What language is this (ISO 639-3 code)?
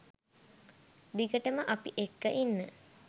sin